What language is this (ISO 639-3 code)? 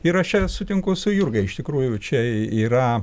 lit